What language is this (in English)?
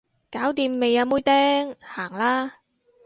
Cantonese